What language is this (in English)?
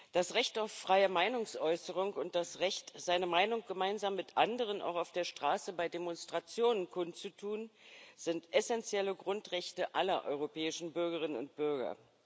German